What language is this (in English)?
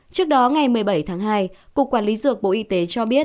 Vietnamese